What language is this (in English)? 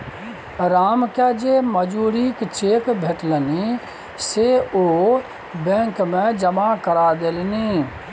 Maithili